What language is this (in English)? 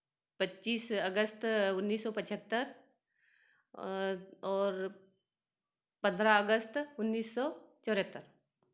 Hindi